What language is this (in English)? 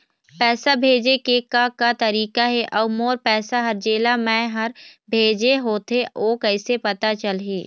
Chhattisgarhi